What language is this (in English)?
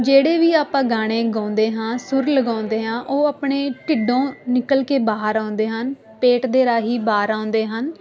Punjabi